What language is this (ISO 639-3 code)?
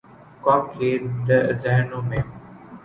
urd